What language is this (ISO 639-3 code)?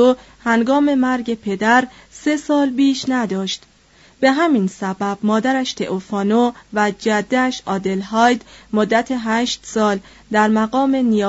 fas